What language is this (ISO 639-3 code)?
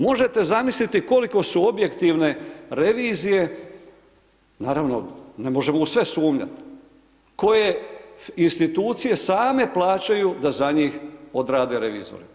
hrv